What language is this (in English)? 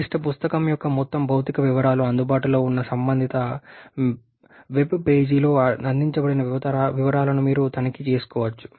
Telugu